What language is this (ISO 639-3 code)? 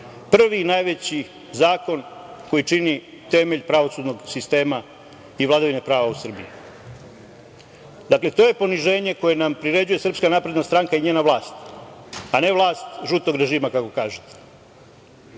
srp